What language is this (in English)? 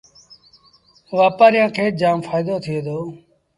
Sindhi Bhil